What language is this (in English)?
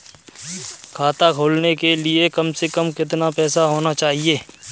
Hindi